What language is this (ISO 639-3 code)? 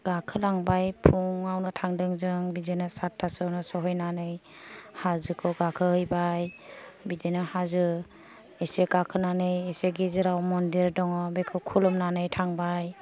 brx